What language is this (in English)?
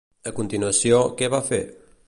Catalan